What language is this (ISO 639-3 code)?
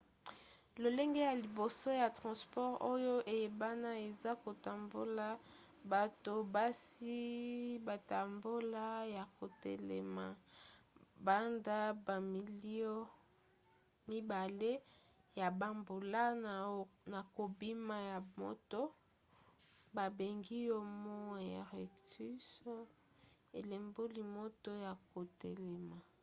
lin